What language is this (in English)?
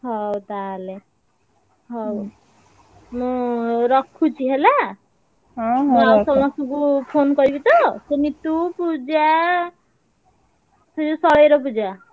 Odia